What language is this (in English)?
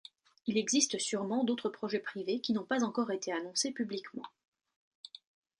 French